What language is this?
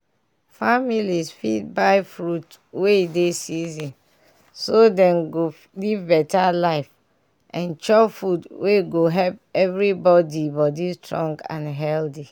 Nigerian Pidgin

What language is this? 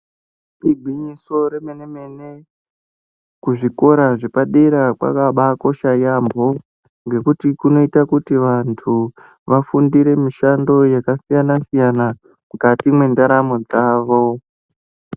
Ndau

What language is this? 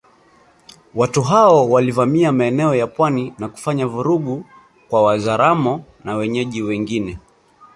Swahili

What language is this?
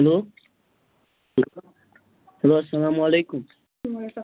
Kashmiri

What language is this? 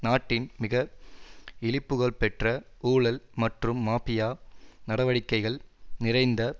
Tamil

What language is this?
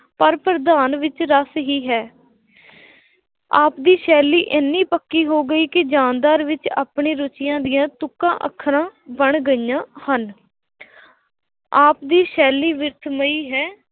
Punjabi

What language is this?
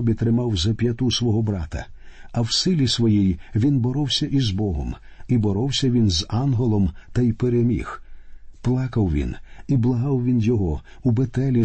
Ukrainian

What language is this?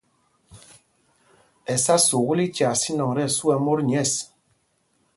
Mpumpong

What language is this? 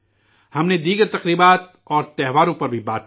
Urdu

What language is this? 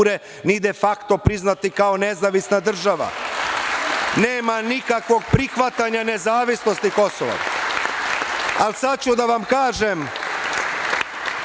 Serbian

